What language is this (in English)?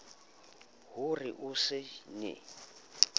Southern Sotho